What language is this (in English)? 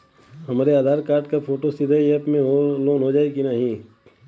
Bhojpuri